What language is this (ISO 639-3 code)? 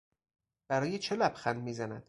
fas